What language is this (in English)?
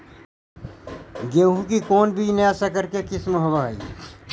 Magahi